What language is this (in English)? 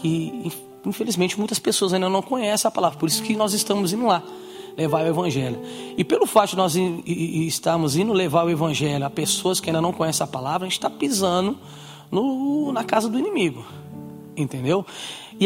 Portuguese